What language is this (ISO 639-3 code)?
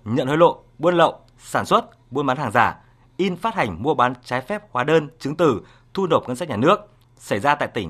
vie